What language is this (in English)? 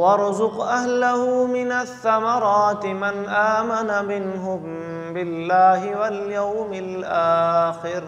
Arabic